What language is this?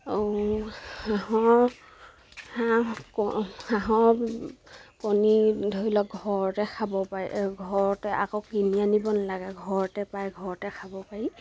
Assamese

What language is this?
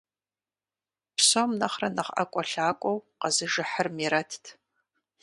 Kabardian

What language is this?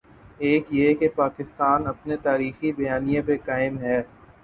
Urdu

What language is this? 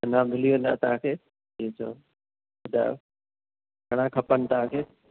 Sindhi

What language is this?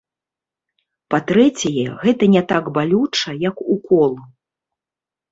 Belarusian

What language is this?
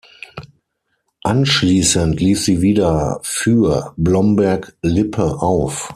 German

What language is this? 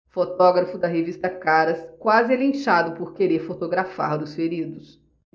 Portuguese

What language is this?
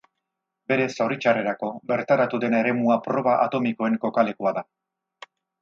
Basque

